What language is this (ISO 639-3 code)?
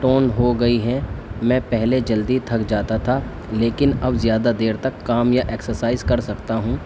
urd